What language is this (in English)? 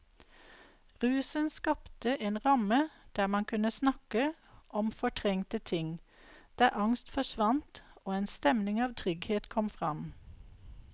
Norwegian